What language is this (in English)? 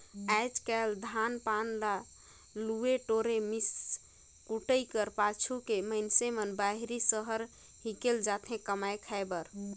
Chhattisgarhi